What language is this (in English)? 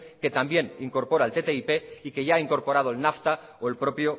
Spanish